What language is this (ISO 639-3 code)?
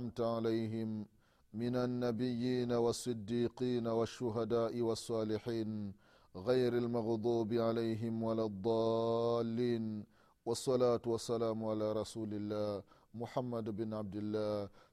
swa